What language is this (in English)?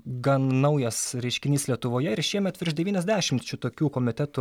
Lithuanian